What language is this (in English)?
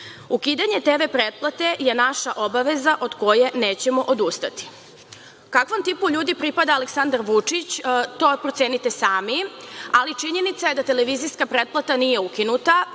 Serbian